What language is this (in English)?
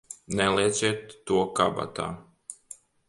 Latvian